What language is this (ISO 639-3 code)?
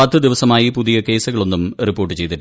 mal